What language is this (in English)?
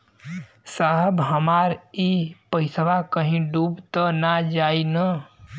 Bhojpuri